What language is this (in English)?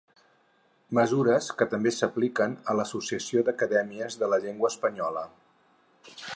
Catalan